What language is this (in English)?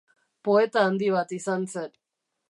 Basque